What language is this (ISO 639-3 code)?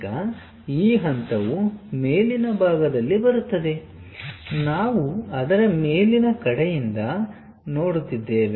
kan